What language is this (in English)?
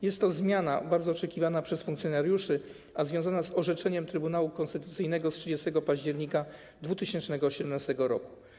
Polish